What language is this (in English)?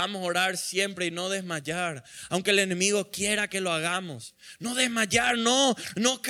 Spanish